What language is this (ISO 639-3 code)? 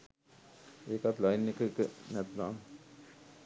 sin